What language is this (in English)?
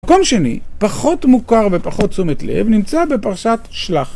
Hebrew